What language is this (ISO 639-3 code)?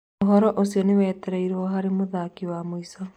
kik